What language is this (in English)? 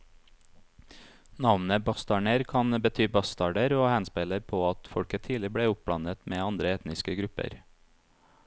Norwegian